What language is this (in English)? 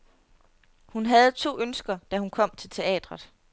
Danish